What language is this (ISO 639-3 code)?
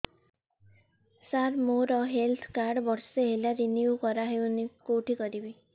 ori